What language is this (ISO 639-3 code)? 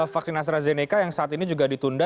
ind